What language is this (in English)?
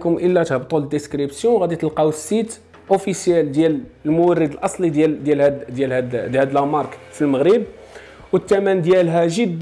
Arabic